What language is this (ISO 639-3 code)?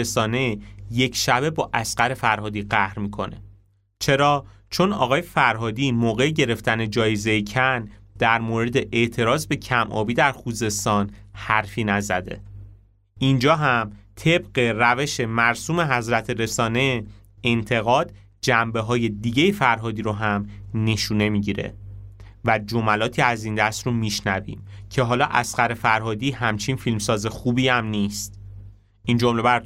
fas